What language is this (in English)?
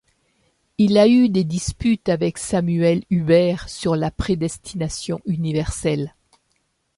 French